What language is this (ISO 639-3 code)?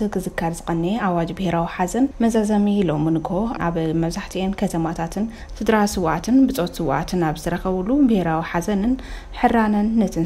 ara